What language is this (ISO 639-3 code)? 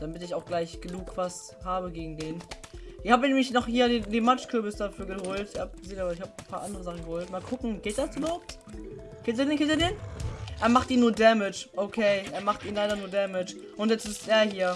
deu